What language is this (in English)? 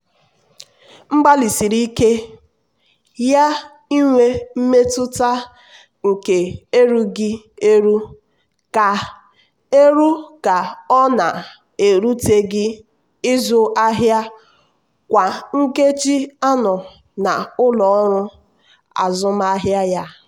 Igbo